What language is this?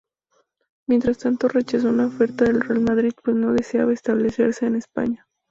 Spanish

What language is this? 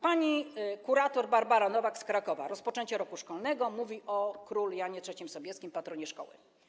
Polish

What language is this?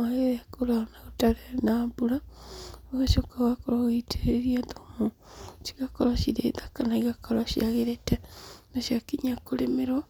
Kikuyu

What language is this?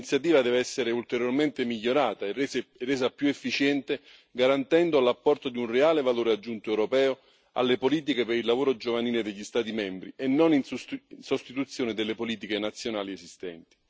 Italian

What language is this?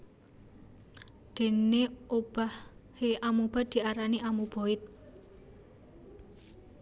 Javanese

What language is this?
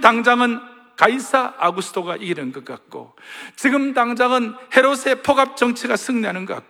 Korean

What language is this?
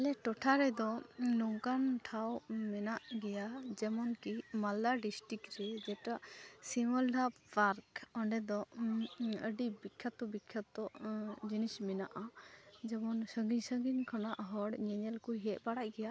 Santali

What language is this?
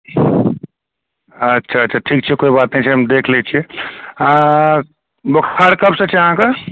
Maithili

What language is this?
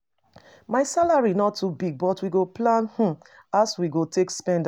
Nigerian Pidgin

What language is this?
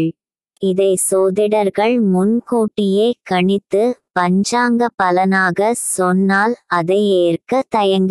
Tamil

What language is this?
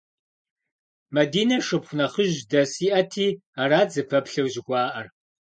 Kabardian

